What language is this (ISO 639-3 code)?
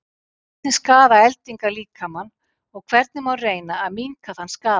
isl